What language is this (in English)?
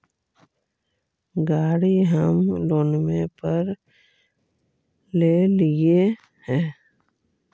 Magahi